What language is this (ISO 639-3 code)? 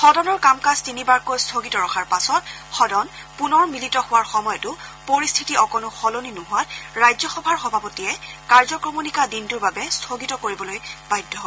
asm